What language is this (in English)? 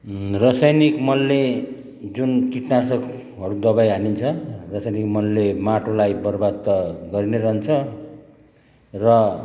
Nepali